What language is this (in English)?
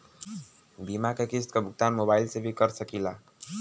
Bhojpuri